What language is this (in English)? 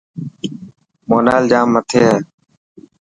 Dhatki